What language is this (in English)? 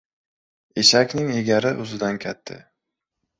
Uzbek